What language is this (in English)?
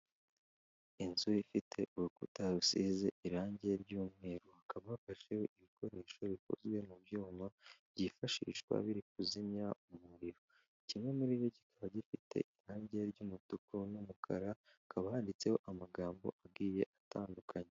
Kinyarwanda